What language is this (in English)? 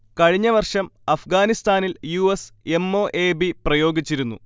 Malayalam